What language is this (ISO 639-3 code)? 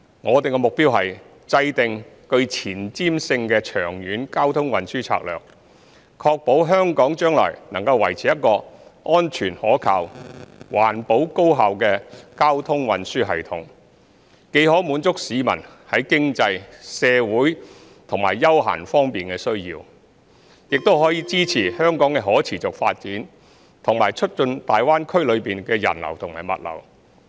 yue